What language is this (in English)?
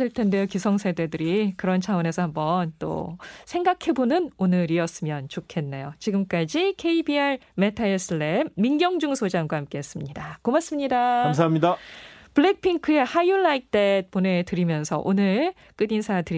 Korean